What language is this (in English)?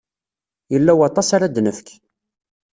Kabyle